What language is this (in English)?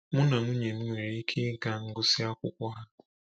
Igbo